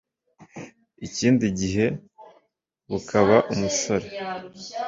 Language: Kinyarwanda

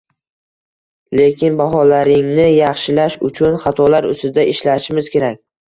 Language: Uzbek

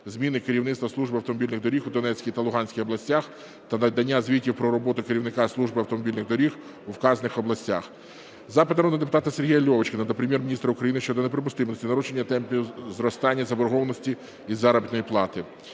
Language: Ukrainian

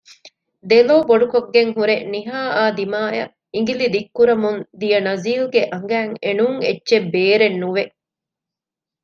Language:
Divehi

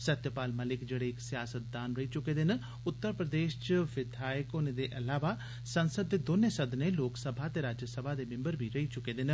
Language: Dogri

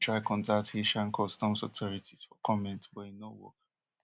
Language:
Nigerian Pidgin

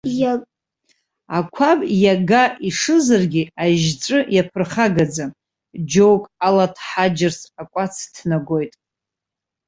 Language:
Abkhazian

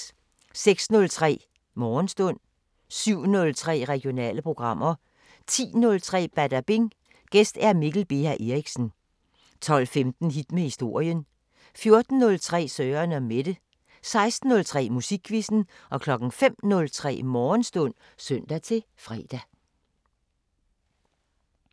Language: Danish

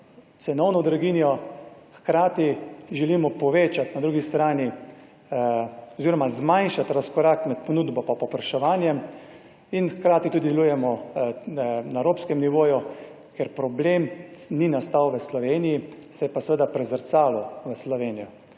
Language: Slovenian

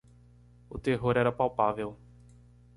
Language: Portuguese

